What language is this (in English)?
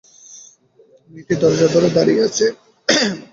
Bangla